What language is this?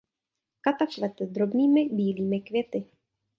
Czech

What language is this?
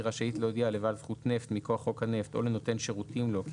Hebrew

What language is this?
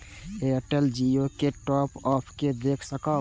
Maithili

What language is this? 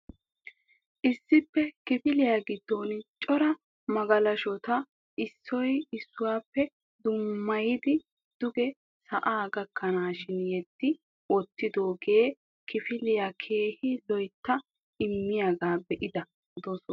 Wolaytta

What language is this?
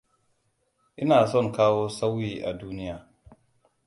Hausa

